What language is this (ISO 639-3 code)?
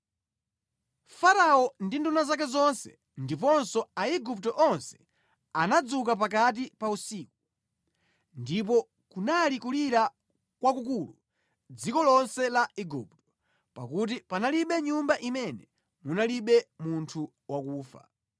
nya